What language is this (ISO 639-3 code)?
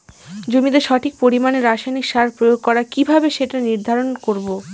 ben